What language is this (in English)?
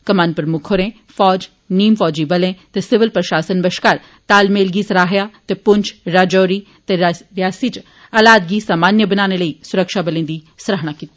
Dogri